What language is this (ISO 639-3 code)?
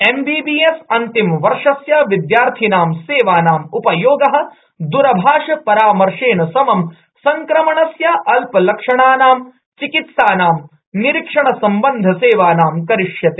san